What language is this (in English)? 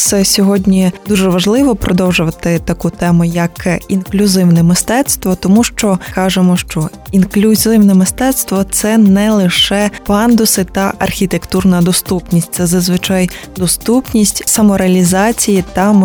Ukrainian